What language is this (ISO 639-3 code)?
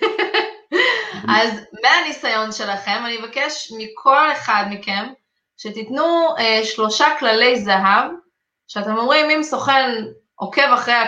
heb